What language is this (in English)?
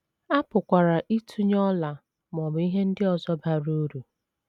Igbo